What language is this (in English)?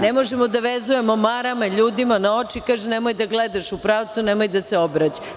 Serbian